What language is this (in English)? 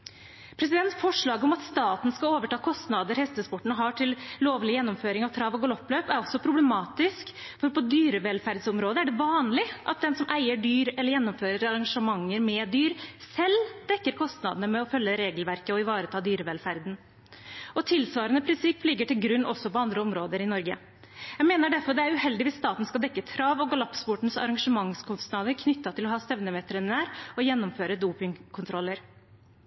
Norwegian Bokmål